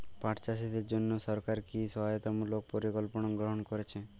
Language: Bangla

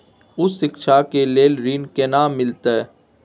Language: Maithili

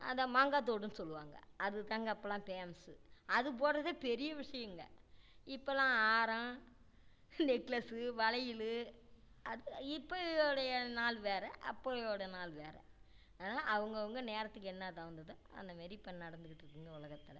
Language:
Tamil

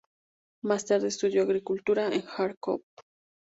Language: Spanish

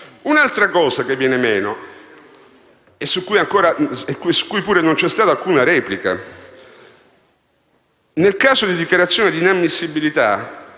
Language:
Italian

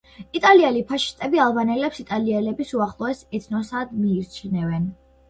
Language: Georgian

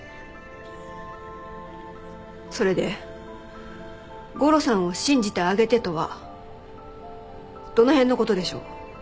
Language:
Japanese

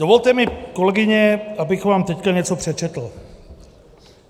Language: Czech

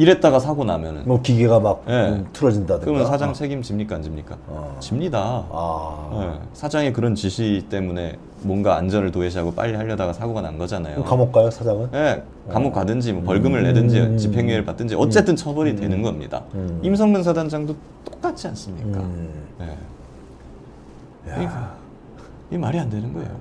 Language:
Korean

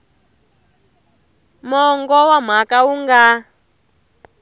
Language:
Tsonga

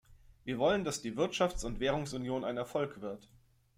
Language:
German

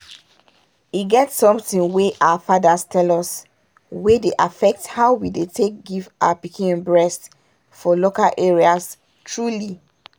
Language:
Nigerian Pidgin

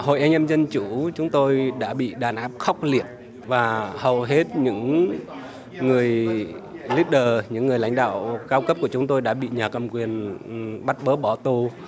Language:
Vietnamese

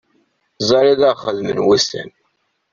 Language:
Kabyle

